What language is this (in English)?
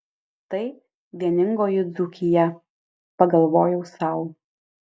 Lithuanian